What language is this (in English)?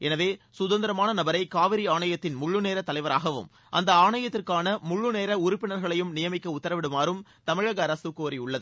Tamil